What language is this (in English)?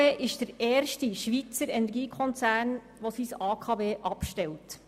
Swiss German